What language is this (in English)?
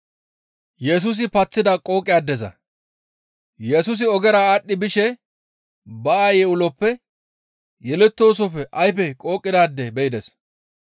Gamo